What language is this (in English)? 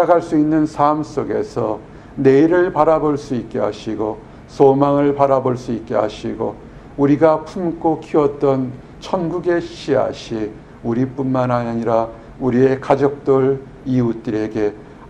Korean